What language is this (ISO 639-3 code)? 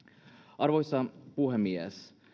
fin